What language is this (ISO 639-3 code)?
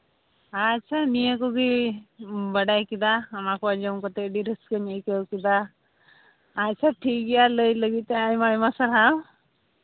sat